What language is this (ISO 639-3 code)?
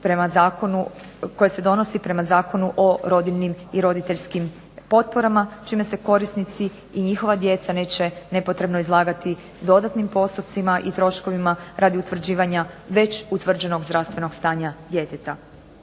hrv